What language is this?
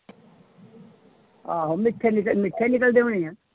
Punjabi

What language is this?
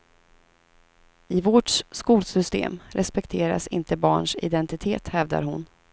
Swedish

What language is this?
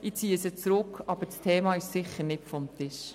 Swiss German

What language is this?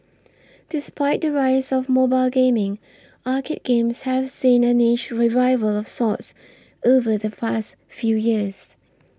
English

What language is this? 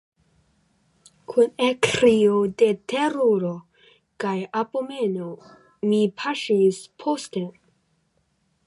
Esperanto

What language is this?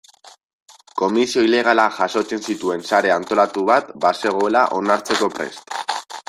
Basque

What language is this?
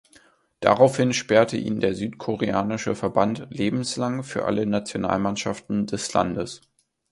German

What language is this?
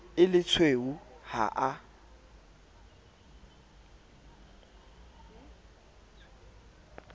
Southern Sotho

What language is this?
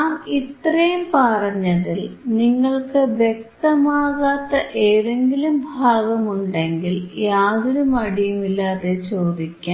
Malayalam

